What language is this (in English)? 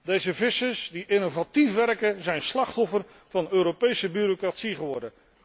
Dutch